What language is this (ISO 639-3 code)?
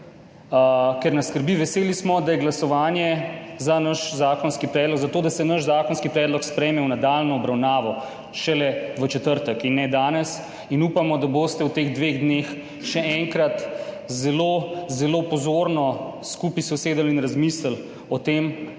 slv